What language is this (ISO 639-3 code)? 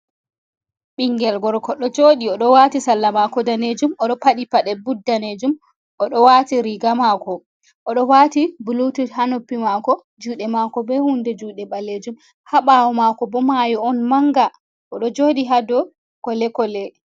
ful